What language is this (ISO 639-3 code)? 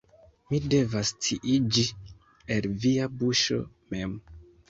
epo